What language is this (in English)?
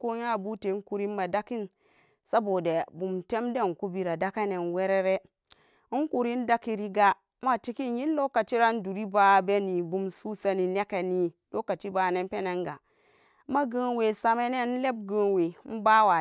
Samba Daka